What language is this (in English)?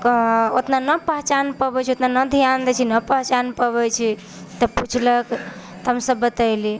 Maithili